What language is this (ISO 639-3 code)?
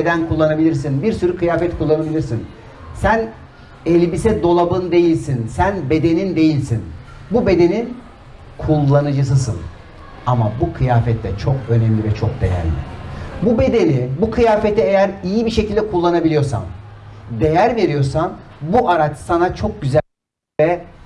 tur